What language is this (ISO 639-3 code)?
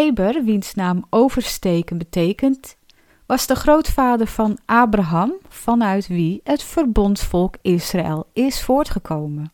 nld